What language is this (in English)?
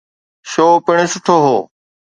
Sindhi